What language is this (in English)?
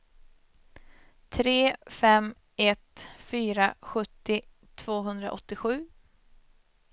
Swedish